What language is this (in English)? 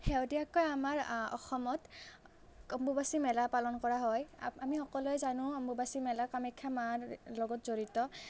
Assamese